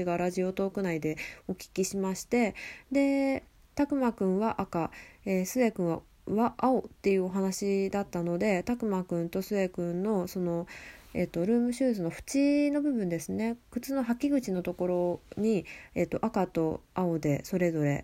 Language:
Japanese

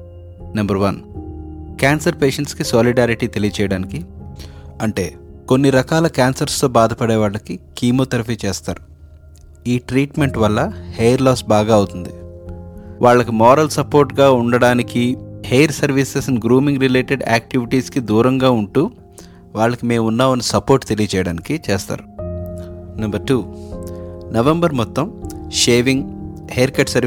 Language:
Telugu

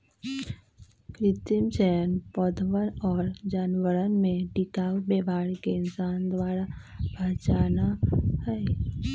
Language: Magahi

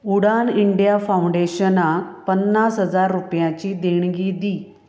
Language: Konkani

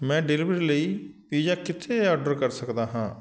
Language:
Punjabi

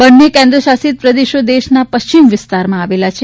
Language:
Gujarati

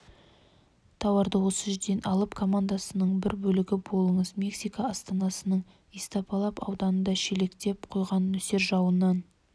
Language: Kazakh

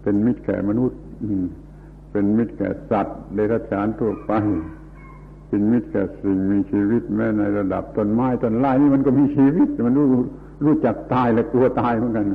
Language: Thai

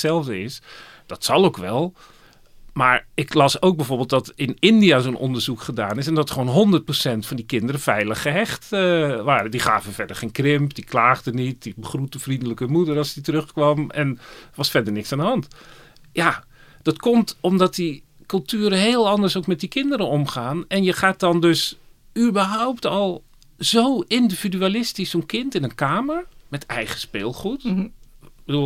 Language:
Dutch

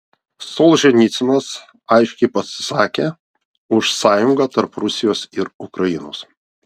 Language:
Lithuanian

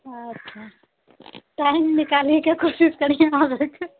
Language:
Maithili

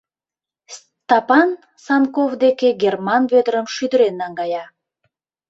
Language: Mari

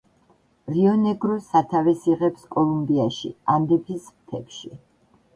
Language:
Georgian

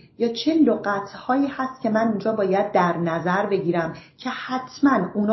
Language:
Persian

